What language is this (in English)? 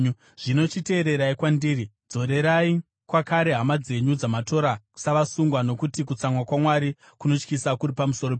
Shona